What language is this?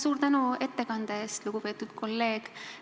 Estonian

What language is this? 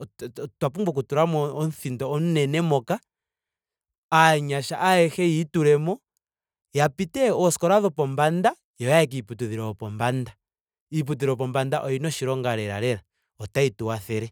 Ndonga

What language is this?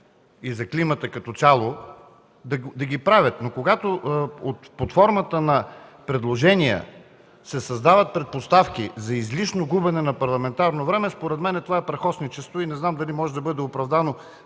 Bulgarian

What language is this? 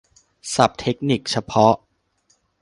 Thai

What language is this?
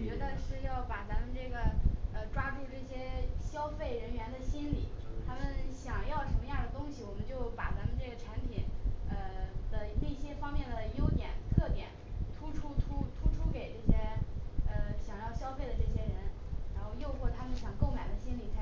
Chinese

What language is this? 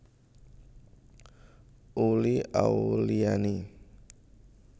Javanese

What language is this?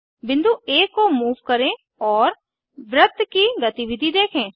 Hindi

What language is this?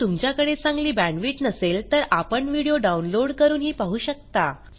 Marathi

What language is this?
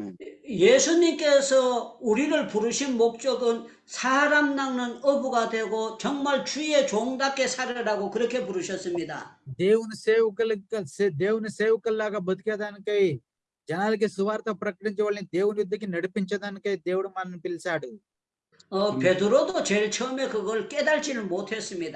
Korean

